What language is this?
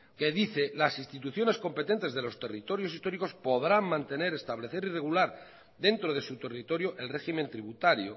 Spanish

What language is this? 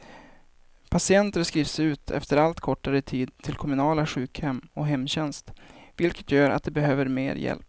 Swedish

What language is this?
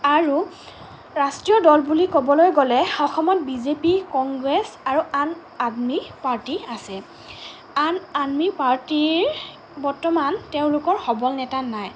Assamese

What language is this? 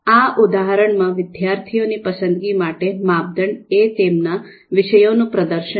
Gujarati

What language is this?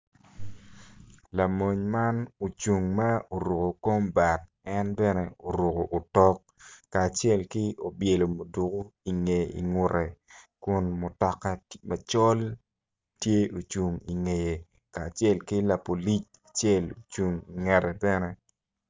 Acoli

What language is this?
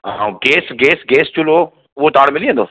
Sindhi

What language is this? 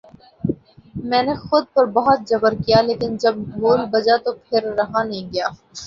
Urdu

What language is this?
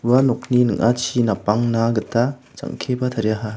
Garo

